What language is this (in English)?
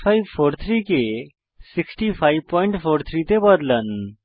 Bangla